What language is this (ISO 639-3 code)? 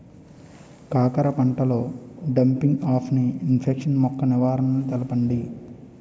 tel